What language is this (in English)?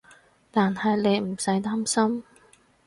Cantonese